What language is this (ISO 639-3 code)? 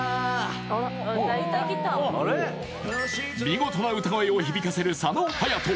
jpn